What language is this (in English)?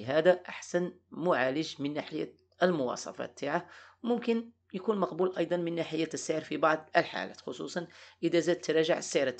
Arabic